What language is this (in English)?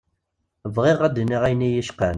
Kabyle